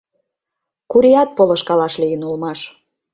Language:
Mari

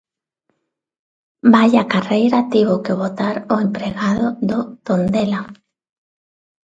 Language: Galician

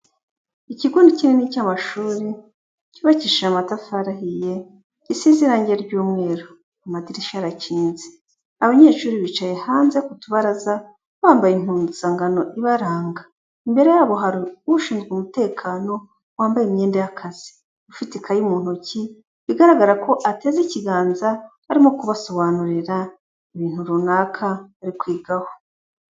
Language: Kinyarwanda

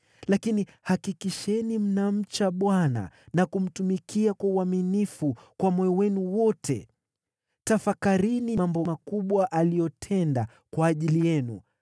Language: Swahili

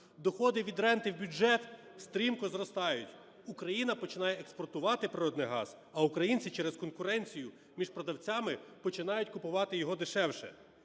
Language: Ukrainian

